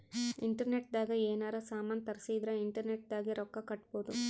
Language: Kannada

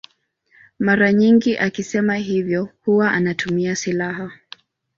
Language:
Swahili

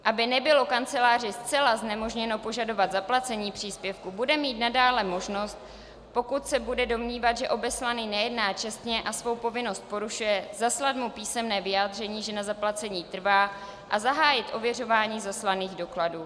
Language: Czech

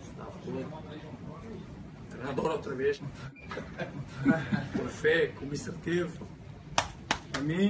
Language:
Portuguese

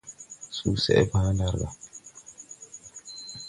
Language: Tupuri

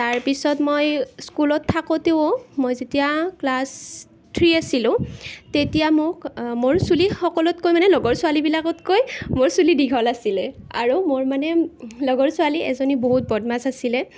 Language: Assamese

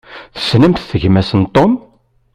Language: Kabyle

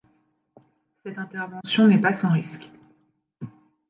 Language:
French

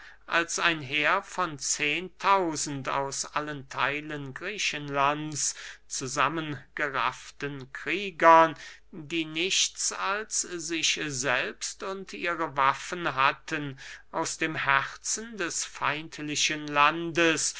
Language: German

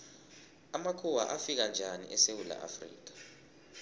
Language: South Ndebele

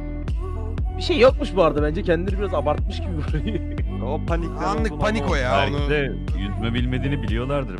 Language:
Turkish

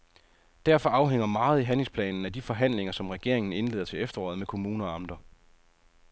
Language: Danish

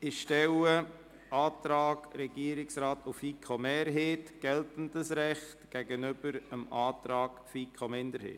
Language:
Swiss German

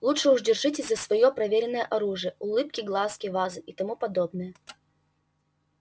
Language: Russian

